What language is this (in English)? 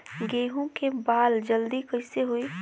Bhojpuri